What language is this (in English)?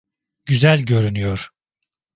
Turkish